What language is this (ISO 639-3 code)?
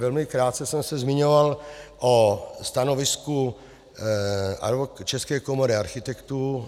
ces